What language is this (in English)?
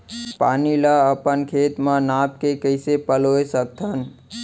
Chhattisgarhi